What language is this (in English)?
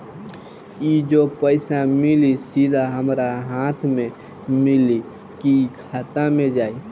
Bhojpuri